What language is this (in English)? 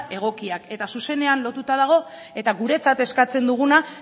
Basque